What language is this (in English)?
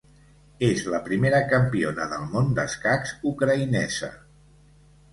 Catalan